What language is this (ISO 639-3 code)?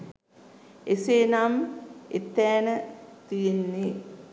sin